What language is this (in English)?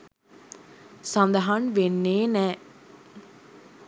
Sinhala